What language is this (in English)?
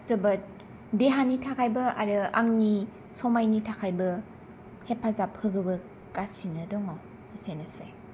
Bodo